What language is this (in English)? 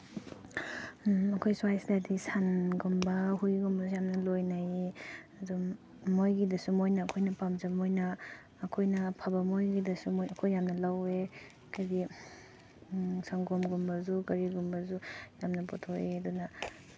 Manipuri